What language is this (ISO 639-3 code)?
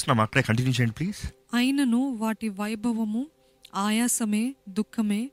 tel